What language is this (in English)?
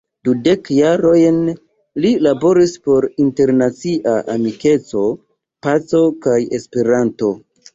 Esperanto